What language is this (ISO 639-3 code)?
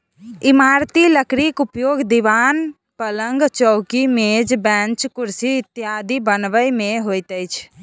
mai